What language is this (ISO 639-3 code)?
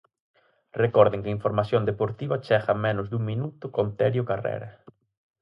glg